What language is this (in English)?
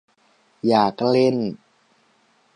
Thai